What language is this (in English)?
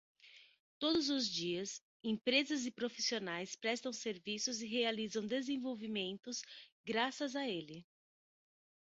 Portuguese